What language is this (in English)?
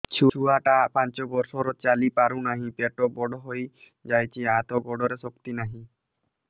Odia